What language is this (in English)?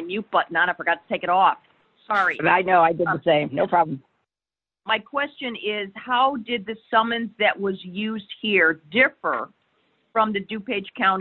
English